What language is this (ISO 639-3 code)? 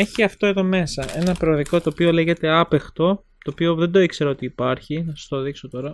ell